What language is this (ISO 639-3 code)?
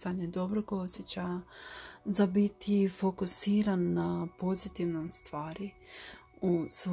hrv